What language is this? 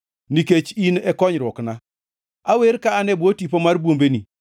Luo (Kenya and Tanzania)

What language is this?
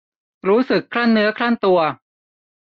Thai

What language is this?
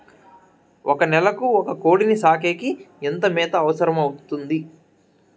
Telugu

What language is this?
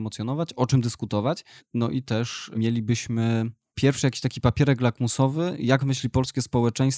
Polish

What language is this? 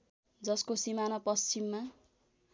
Nepali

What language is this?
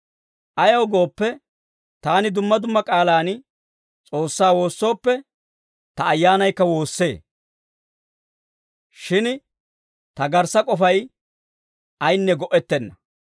Dawro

